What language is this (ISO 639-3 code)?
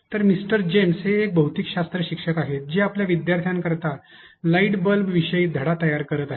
mar